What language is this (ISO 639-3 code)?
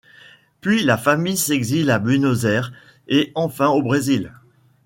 fra